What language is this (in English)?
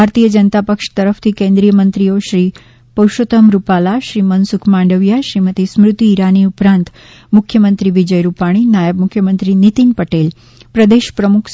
Gujarati